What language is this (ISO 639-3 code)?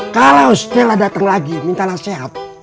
ind